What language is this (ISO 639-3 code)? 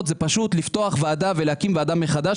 heb